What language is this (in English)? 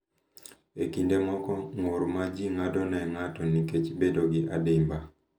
Luo (Kenya and Tanzania)